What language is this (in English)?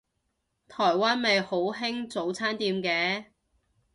Cantonese